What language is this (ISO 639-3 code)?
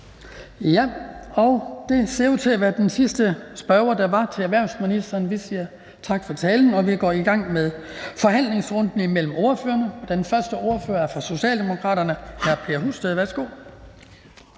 dan